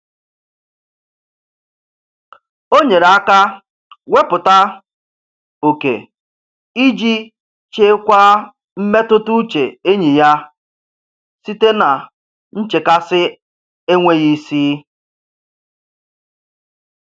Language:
Igbo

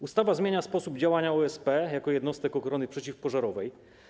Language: Polish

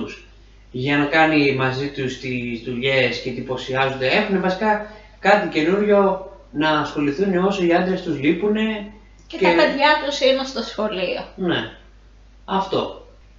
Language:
Greek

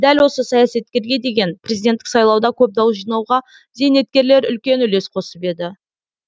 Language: Kazakh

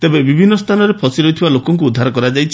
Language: Odia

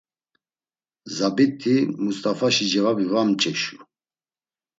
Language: Laz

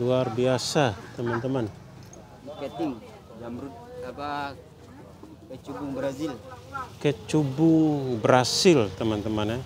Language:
Indonesian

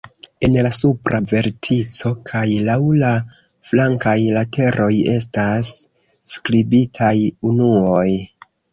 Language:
Esperanto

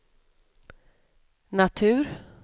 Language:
Swedish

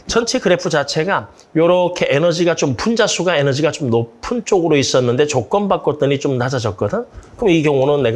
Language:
Korean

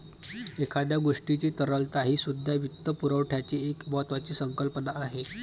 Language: Marathi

